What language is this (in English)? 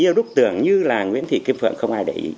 Vietnamese